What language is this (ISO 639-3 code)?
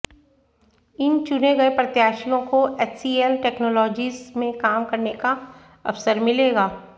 hin